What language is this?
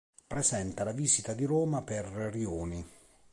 Italian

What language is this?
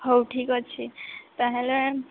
Odia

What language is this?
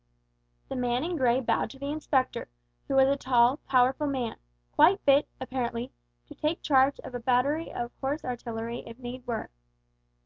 English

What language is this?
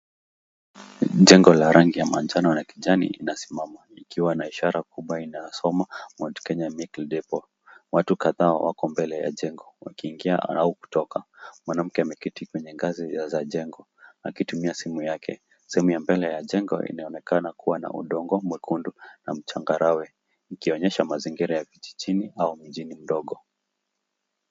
Swahili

